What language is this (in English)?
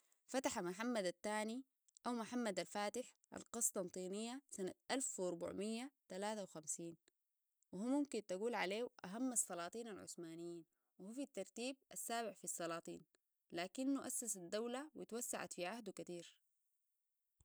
Sudanese Arabic